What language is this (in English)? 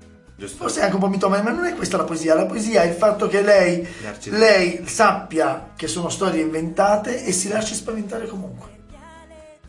Italian